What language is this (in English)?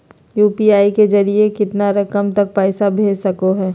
Magahi